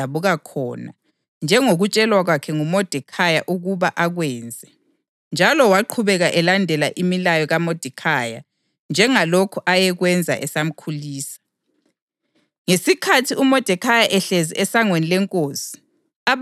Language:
North Ndebele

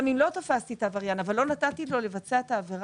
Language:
Hebrew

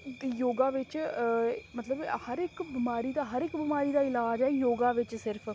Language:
Dogri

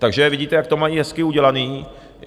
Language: Czech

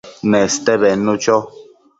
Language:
Matsés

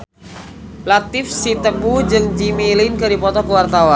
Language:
Sundanese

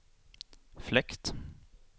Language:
Swedish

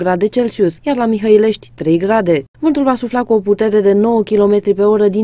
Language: Romanian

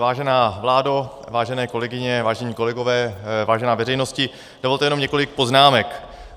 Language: Czech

